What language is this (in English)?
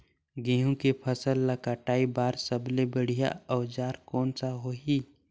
Chhattisgarhi